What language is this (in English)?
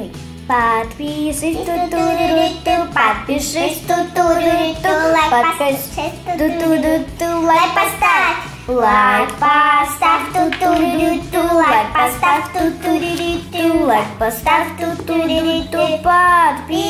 Russian